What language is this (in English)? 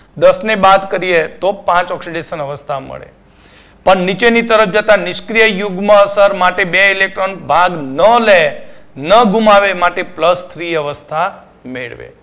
Gujarati